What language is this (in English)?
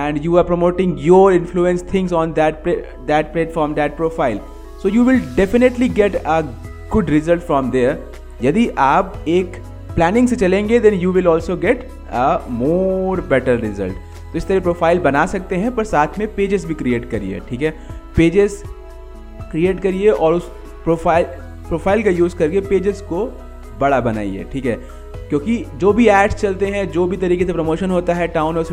Hindi